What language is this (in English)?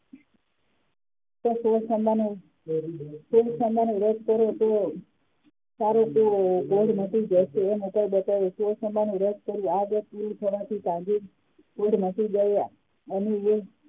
Gujarati